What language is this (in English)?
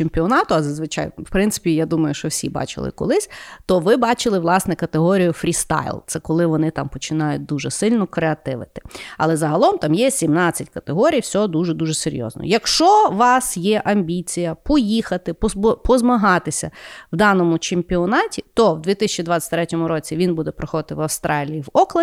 Ukrainian